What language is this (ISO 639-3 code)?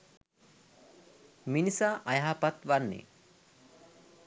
sin